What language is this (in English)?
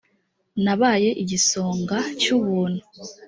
Kinyarwanda